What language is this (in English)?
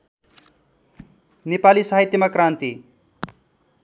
Nepali